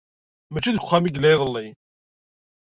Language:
Kabyle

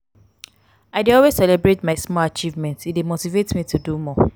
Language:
Nigerian Pidgin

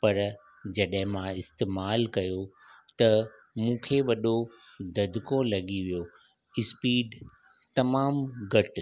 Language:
Sindhi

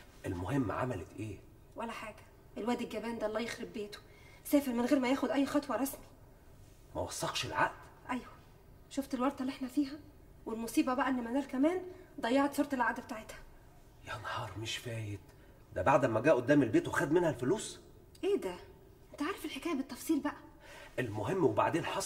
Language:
Arabic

